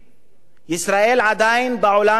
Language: Hebrew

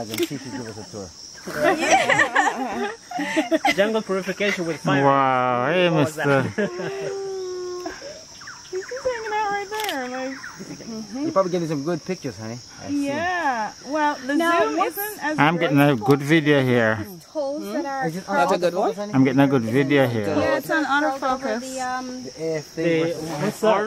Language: English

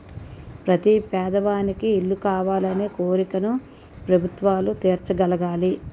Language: Telugu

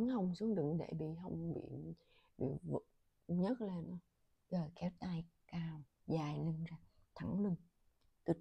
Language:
Vietnamese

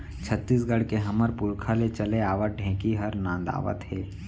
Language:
Chhattisgarhi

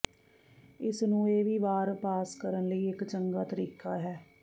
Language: Punjabi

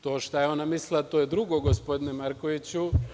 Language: Serbian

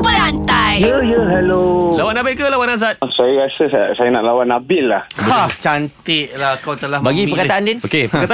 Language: Malay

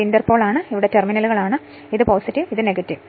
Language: Malayalam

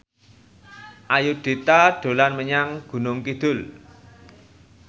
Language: Javanese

